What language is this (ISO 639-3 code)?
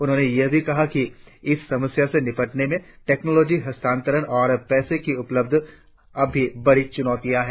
hin